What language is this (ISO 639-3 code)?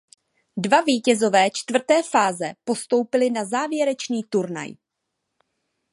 ces